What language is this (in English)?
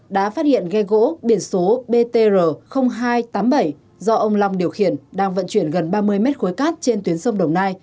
Vietnamese